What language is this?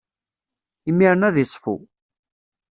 Kabyle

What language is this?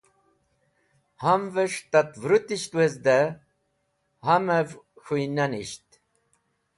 Wakhi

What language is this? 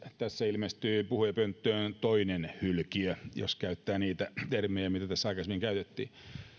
Finnish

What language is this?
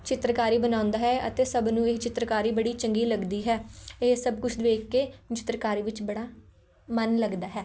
Punjabi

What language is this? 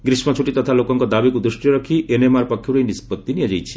Odia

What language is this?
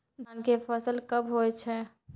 Maithili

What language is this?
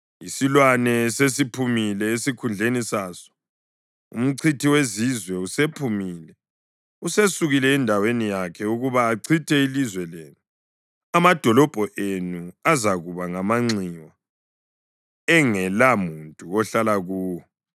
North Ndebele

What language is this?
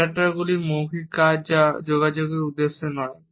Bangla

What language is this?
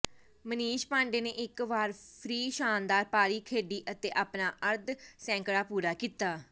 Punjabi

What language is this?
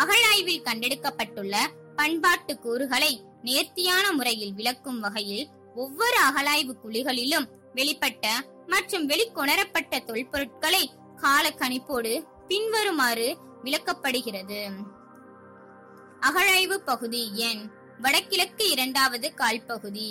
Tamil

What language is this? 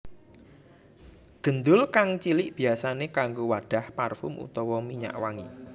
Javanese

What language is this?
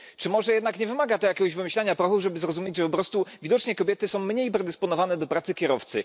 Polish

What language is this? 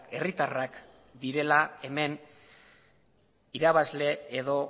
Basque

